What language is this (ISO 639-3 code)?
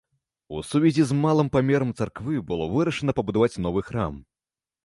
bel